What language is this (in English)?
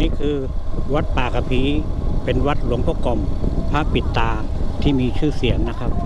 Thai